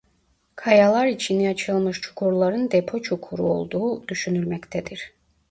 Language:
Turkish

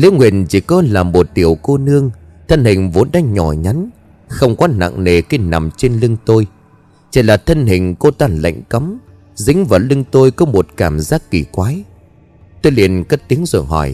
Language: Vietnamese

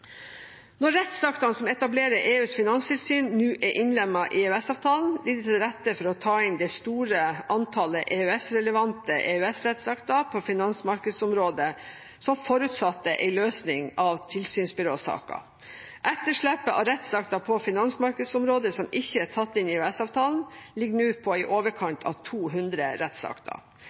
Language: Norwegian Bokmål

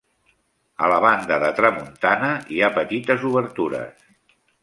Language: Catalan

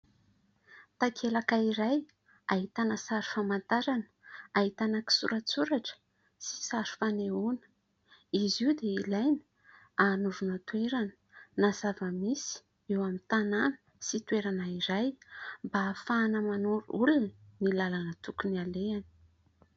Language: Malagasy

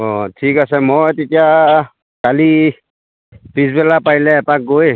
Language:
Assamese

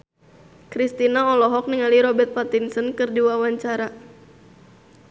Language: Sundanese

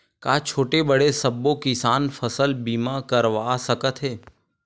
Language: Chhattisgarhi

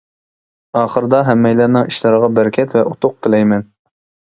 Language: Uyghur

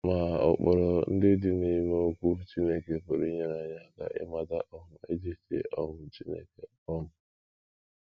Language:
Igbo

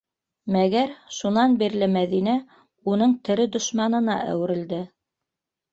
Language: Bashkir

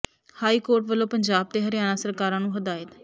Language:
Punjabi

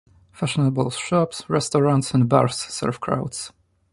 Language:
English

